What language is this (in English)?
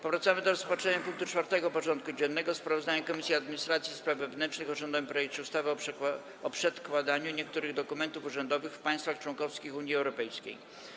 Polish